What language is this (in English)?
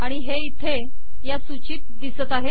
Marathi